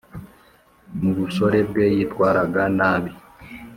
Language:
Kinyarwanda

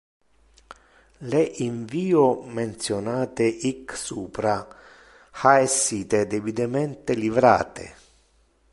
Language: Interlingua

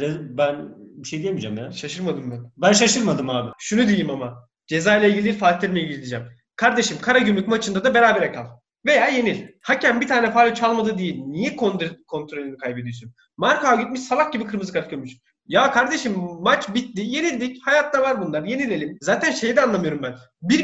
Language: Turkish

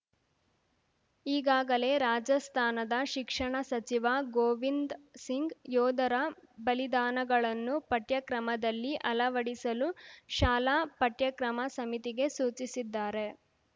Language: Kannada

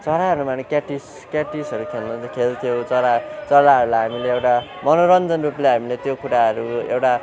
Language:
Nepali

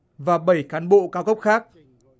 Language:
Vietnamese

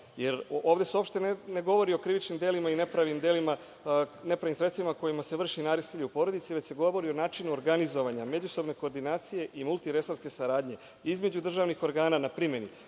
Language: Serbian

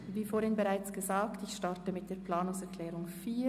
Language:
Swiss German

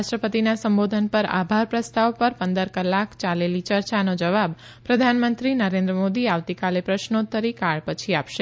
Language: Gujarati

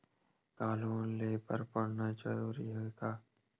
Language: Chhattisgarhi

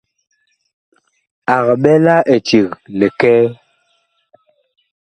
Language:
Bakoko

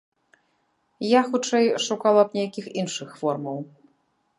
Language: Belarusian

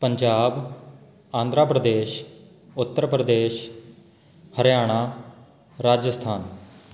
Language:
Punjabi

